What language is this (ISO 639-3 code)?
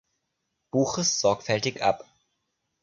deu